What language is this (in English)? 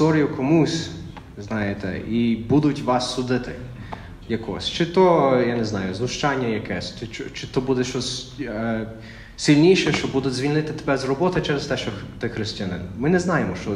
Ukrainian